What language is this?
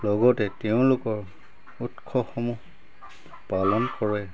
Assamese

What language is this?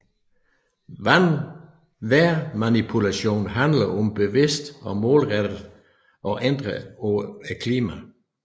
Danish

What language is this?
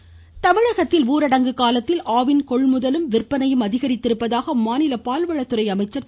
Tamil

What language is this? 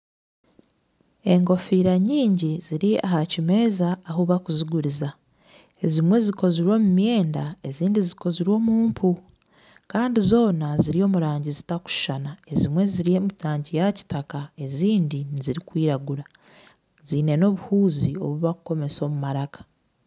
Nyankole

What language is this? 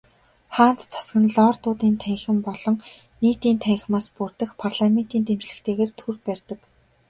Mongolian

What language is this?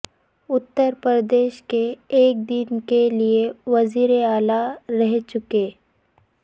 Urdu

